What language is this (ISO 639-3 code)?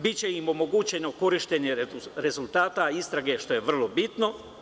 srp